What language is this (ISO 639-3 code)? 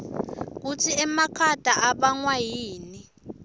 ssw